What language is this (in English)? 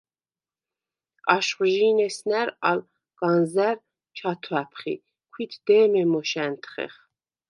Svan